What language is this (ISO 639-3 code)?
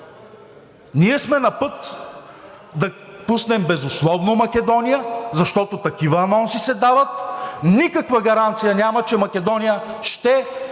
bul